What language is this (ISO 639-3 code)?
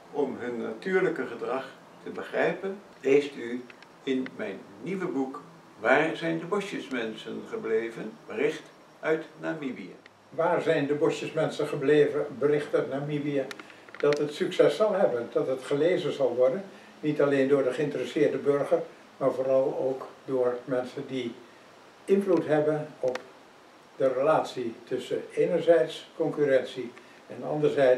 nld